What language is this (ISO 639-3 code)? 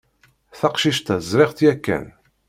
kab